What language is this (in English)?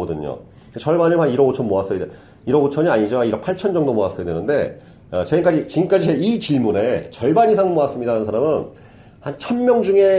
Korean